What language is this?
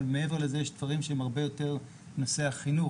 Hebrew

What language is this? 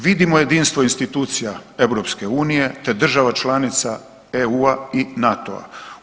Croatian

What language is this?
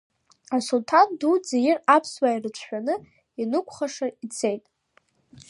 Abkhazian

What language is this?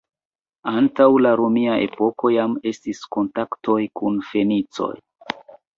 Esperanto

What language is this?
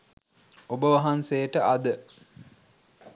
Sinhala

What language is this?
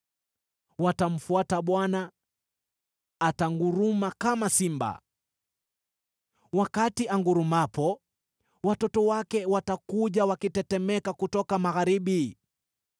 Swahili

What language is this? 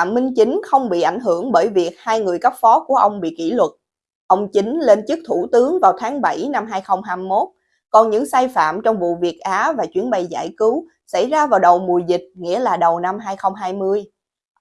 Vietnamese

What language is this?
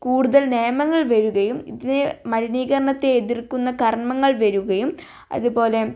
Malayalam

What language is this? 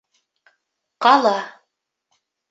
Bashkir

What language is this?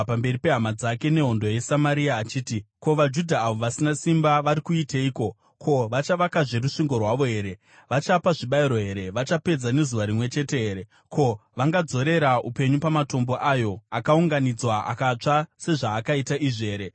Shona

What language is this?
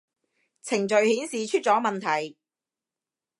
Cantonese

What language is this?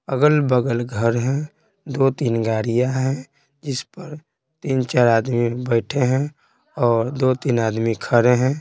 Hindi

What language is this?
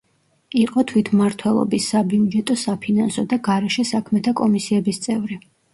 Georgian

